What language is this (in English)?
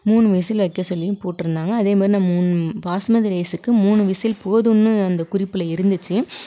Tamil